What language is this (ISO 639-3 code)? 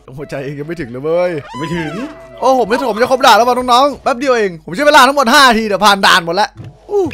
tha